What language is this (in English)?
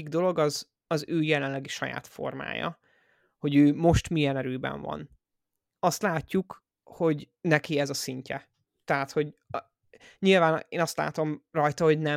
Hungarian